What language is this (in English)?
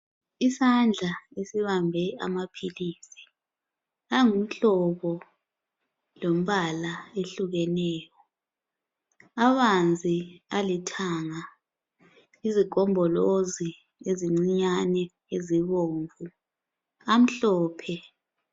North Ndebele